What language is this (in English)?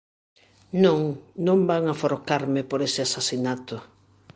Galician